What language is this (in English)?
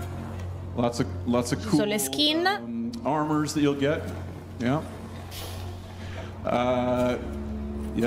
Italian